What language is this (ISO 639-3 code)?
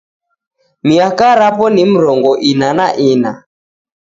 dav